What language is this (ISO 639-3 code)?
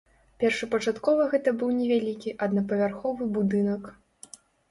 bel